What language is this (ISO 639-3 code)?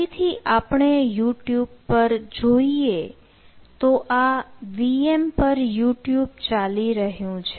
guj